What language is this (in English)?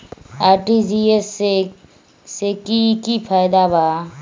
Magahi